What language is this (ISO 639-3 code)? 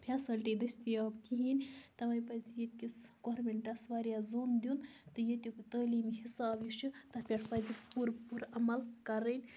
kas